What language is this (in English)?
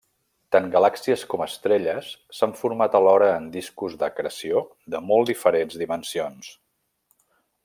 Catalan